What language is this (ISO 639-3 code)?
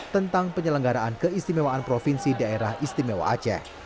ind